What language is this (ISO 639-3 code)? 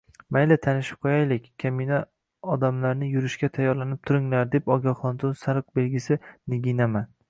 uzb